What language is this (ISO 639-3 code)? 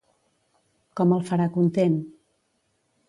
cat